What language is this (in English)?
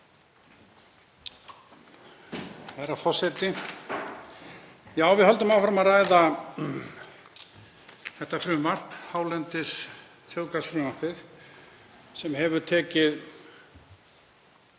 Icelandic